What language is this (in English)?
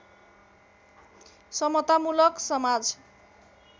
Nepali